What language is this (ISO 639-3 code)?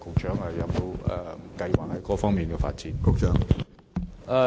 yue